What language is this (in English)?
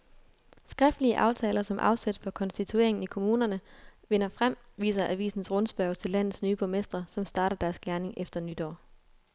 Danish